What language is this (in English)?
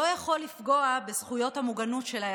Hebrew